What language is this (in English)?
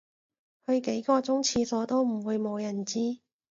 Cantonese